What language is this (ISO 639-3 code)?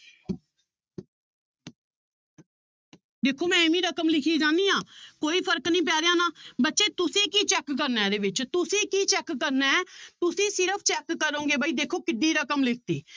pan